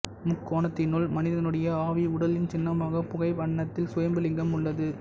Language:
Tamil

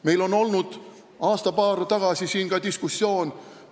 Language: Estonian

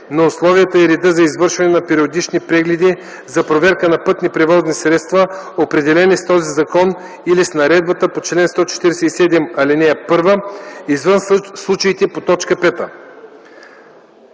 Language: Bulgarian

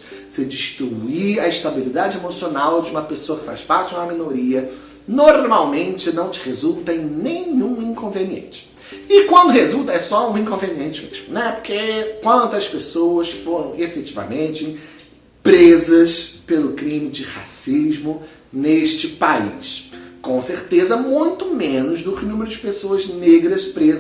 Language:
Portuguese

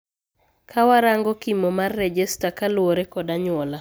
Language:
Luo (Kenya and Tanzania)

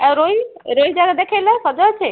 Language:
Odia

